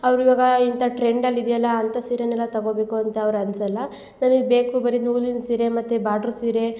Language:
Kannada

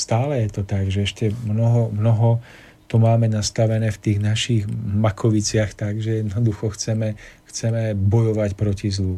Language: Slovak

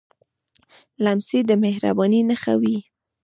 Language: Pashto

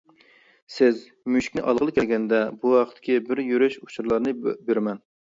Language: Uyghur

